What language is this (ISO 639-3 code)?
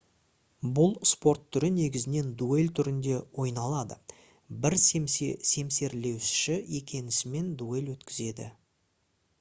kaz